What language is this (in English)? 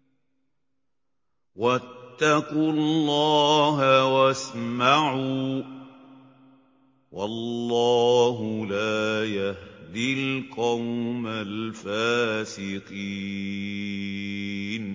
Arabic